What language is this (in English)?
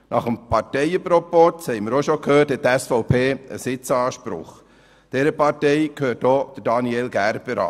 Swiss German